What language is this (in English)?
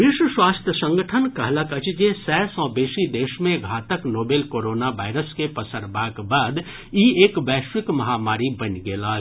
Maithili